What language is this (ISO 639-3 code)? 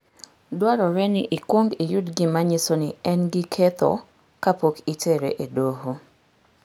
luo